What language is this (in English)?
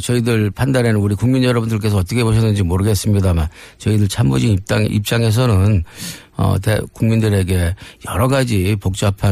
Korean